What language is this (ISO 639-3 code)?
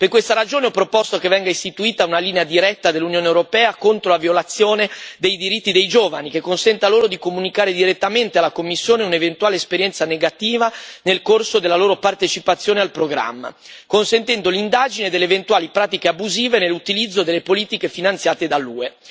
ita